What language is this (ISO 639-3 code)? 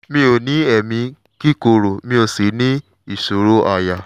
yor